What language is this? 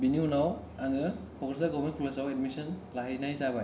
Bodo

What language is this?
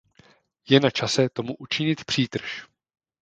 Czech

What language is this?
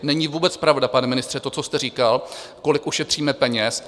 Czech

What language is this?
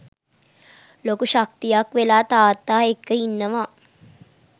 Sinhala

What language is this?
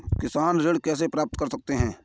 Hindi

